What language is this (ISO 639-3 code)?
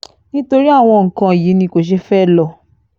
yor